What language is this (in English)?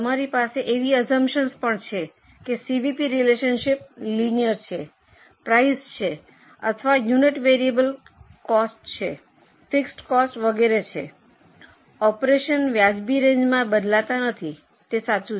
Gujarati